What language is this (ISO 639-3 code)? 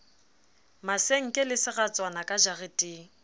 sot